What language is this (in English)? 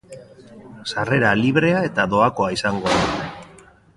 Basque